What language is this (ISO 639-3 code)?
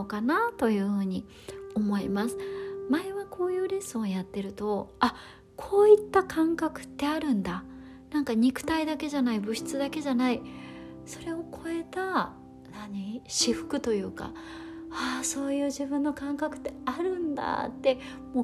jpn